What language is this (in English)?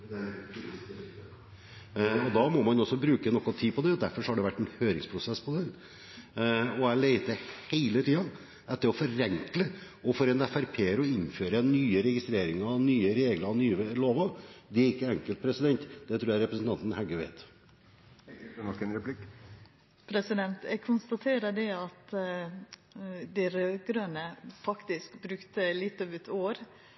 Norwegian